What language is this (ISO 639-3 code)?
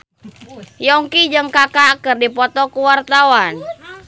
sun